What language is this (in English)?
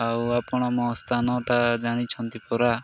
Odia